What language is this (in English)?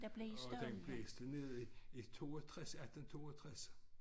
Danish